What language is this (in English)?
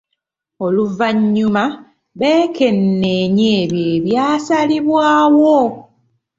Ganda